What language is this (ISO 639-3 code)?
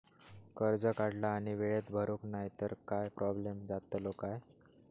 mar